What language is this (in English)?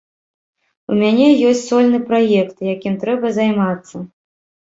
Belarusian